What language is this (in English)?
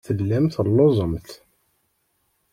Kabyle